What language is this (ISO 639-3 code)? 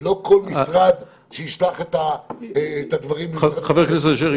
heb